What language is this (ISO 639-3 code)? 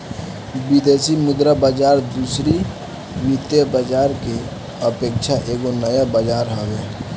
bho